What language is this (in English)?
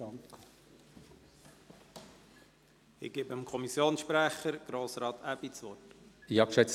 Swiss German